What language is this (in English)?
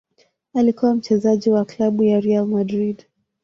Swahili